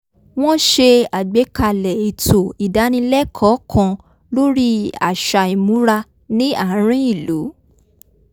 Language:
Yoruba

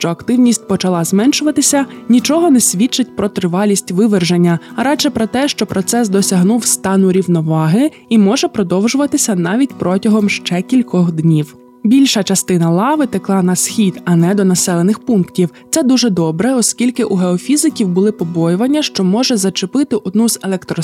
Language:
Ukrainian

